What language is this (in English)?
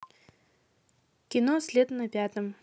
Russian